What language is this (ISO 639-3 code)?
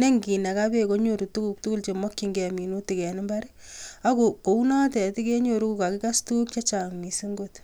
kln